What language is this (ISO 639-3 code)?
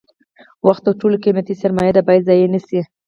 pus